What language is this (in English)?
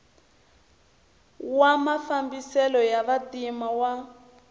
Tsonga